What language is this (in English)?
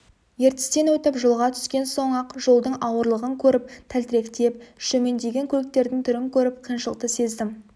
Kazakh